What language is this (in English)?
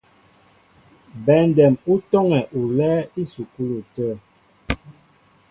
Mbo (Cameroon)